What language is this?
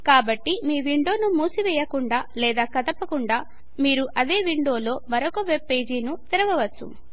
Telugu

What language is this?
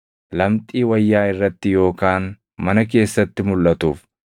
Oromo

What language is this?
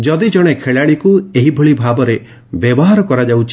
Odia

